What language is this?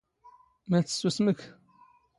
Standard Moroccan Tamazight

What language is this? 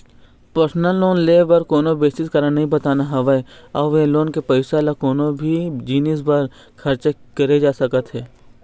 Chhattisgarhi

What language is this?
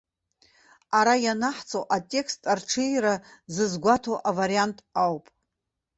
Abkhazian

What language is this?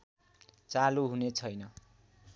Nepali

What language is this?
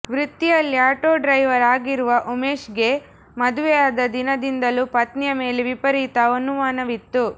Kannada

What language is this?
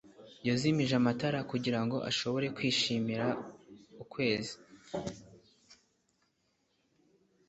Kinyarwanda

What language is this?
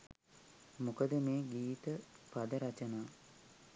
Sinhala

